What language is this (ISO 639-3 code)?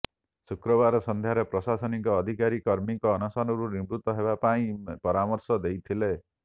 ori